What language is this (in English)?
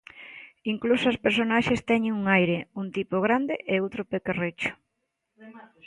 Galician